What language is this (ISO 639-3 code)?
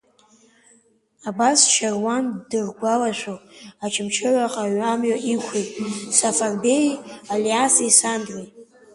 abk